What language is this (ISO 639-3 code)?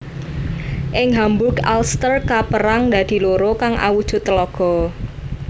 jav